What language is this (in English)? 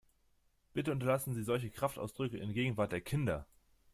German